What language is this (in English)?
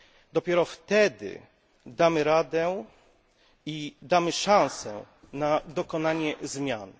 Polish